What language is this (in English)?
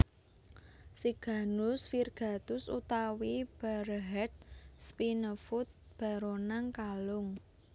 Javanese